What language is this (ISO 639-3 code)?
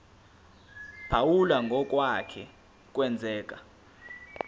zul